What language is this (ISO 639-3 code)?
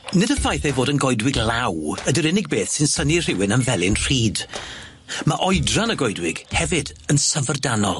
cym